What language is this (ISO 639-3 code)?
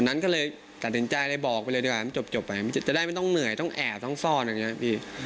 tha